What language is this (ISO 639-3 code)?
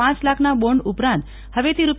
guj